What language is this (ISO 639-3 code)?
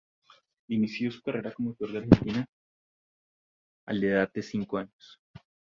spa